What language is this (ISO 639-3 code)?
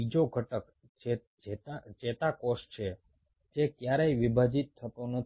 guj